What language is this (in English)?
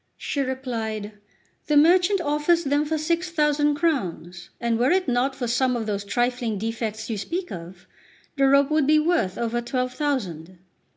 English